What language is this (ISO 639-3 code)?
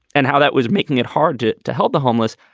eng